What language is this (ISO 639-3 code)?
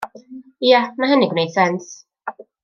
cym